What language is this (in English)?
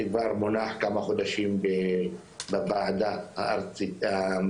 Hebrew